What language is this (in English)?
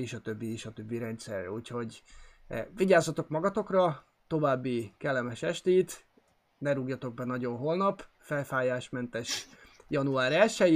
Hungarian